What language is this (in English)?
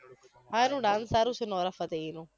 Gujarati